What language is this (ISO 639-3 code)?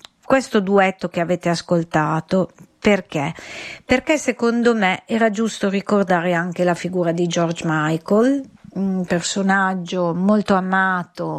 ita